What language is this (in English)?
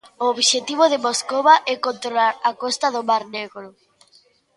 Galician